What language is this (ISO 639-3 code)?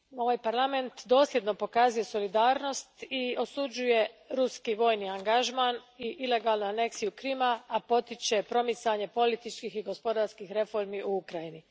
hrv